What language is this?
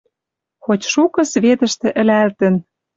Western Mari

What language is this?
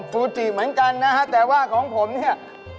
Thai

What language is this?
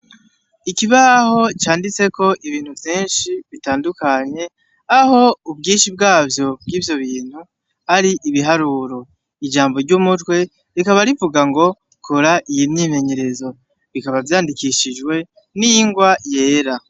Rundi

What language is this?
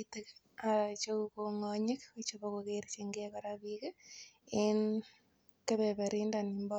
Kalenjin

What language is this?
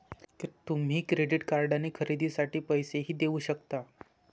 Marathi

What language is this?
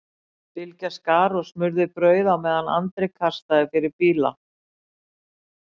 Icelandic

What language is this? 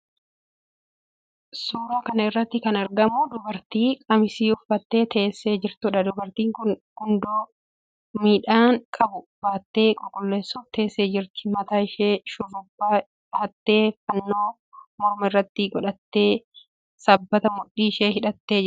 Oromo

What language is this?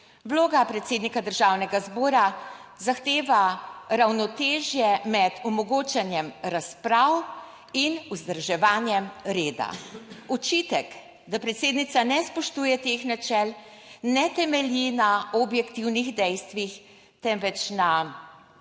Slovenian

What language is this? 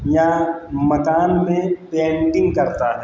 Hindi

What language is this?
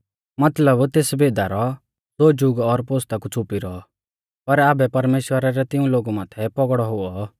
Mahasu Pahari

